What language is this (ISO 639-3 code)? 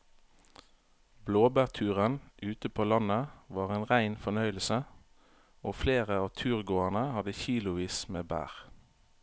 nor